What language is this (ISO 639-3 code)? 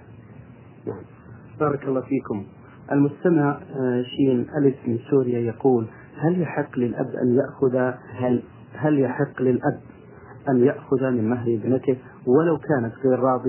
ara